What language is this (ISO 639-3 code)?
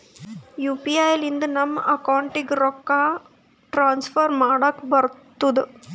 kan